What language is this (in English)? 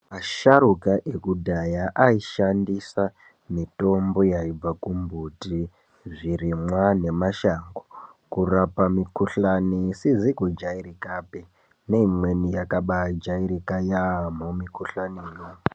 Ndau